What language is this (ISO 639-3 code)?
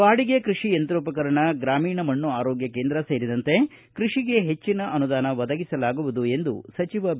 kan